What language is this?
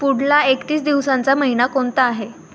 Marathi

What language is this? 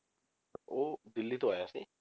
Punjabi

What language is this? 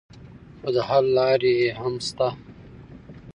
Pashto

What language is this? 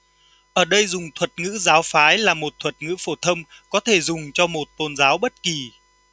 Vietnamese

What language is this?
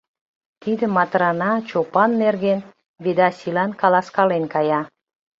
Mari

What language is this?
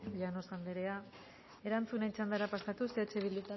Basque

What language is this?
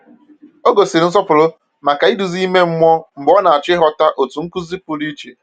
Igbo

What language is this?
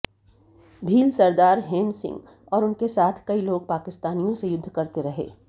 Hindi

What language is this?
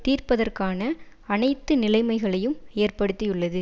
Tamil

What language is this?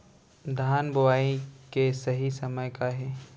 Chhattisgarhi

